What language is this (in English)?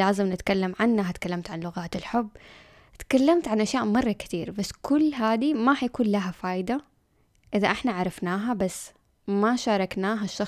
Arabic